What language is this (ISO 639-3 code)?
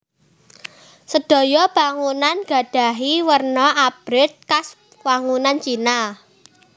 jav